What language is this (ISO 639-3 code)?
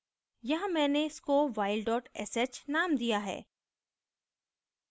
hin